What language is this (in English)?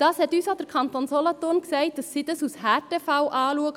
Swiss German